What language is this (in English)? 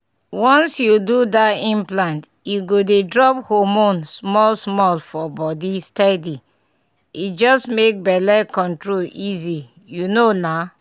Nigerian Pidgin